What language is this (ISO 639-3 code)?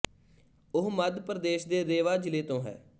pan